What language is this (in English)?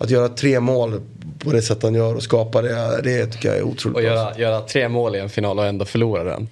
Swedish